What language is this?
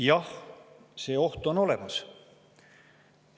Estonian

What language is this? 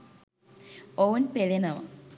Sinhala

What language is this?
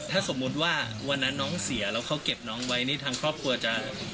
Thai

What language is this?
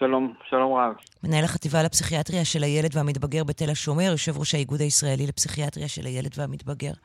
Hebrew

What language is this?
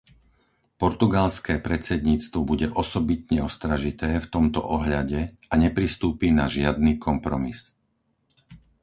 Slovak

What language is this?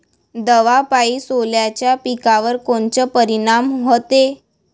Marathi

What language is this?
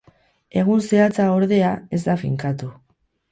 Basque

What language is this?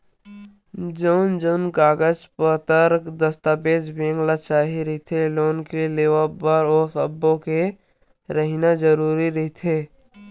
Chhattisgarhi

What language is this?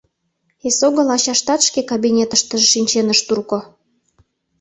Mari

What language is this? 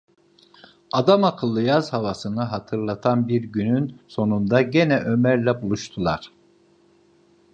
Turkish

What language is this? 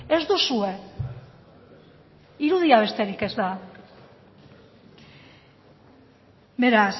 Basque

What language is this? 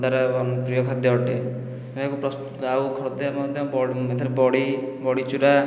Odia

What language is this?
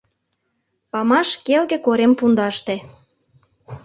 Mari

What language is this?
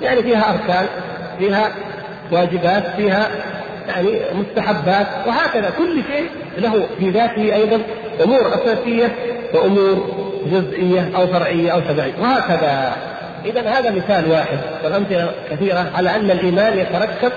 Arabic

